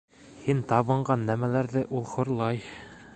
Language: Bashkir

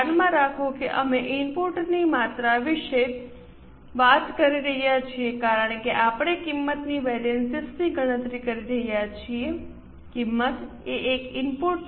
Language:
Gujarati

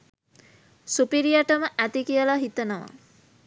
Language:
Sinhala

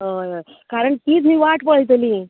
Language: Konkani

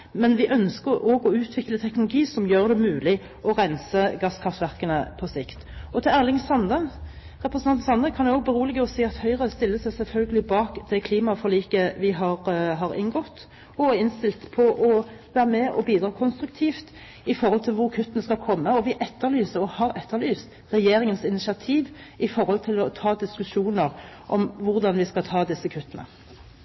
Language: Norwegian Bokmål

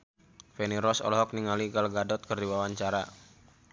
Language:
Sundanese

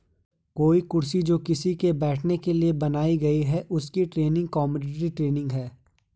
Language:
Hindi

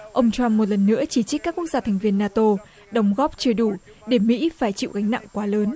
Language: Vietnamese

